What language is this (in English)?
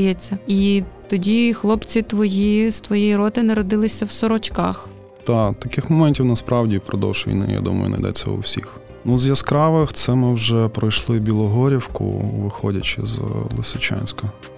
Ukrainian